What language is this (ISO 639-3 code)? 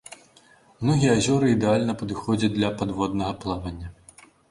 bel